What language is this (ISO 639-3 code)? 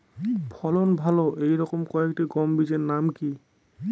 ben